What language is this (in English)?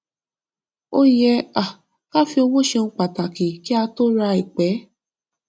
Yoruba